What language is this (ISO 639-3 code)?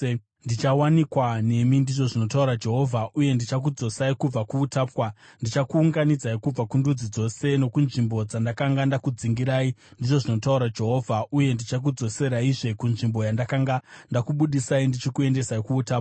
sna